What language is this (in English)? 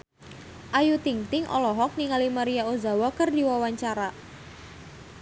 Sundanese